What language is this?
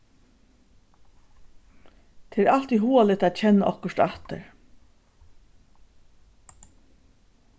Faroese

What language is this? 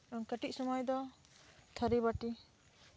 Santali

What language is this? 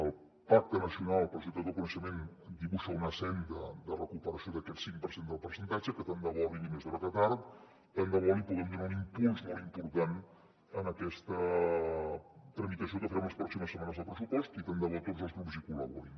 Catalan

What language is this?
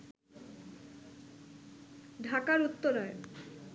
Bangla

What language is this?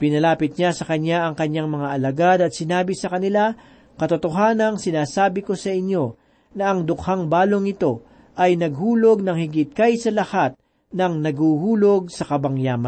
Filipino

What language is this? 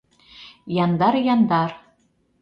Mari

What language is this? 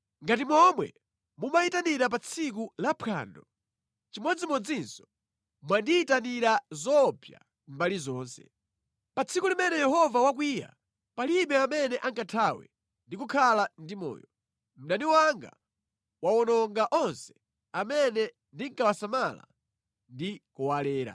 Nyanja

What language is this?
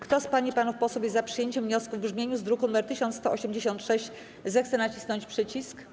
Polish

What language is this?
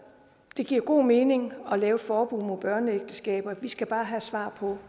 Danish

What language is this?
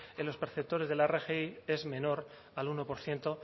Spanish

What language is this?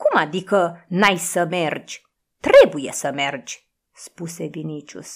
Romanian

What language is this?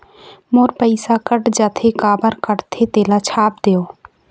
Chhattisgarhi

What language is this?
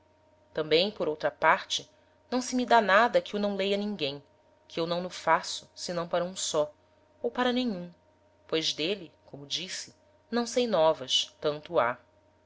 Portuguese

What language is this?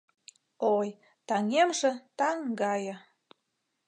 Mari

